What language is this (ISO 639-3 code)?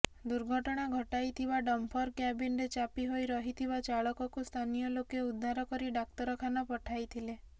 ori